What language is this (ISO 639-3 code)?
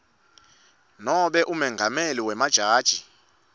ssw